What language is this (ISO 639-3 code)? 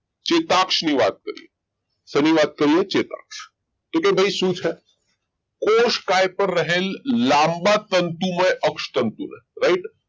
guj